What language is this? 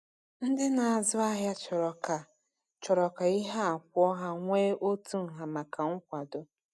Igbo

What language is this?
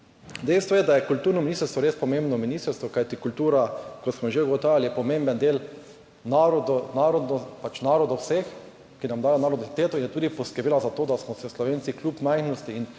Slovenian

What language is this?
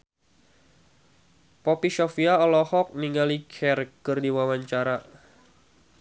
Sundanese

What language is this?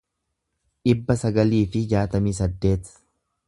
Oromo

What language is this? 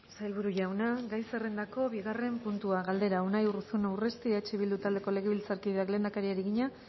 Basque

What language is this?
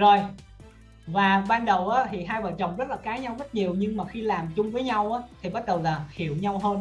Vietnamese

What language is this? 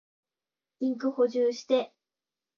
Japanese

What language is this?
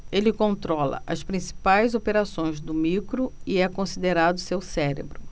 Portuguese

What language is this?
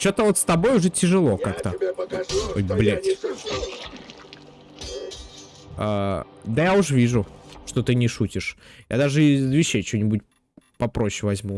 Russian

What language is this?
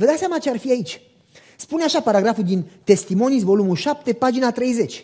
Romanian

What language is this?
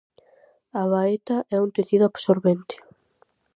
Galician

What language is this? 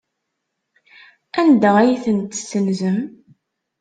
Kabyle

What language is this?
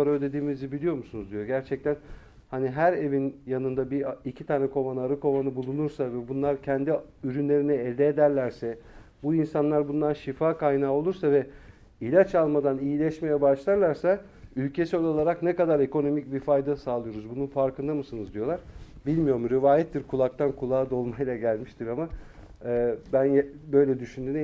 Turkish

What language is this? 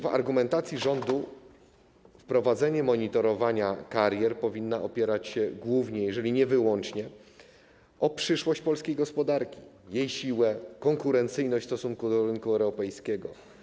Polish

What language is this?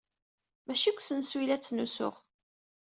Kabyle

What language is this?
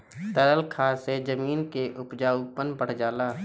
Bhojpuri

